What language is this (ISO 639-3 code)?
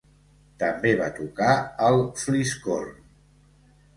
cat